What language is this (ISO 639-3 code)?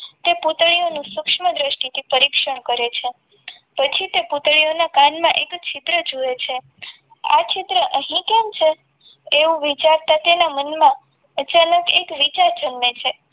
guj